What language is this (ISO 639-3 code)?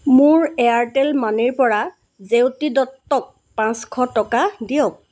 asm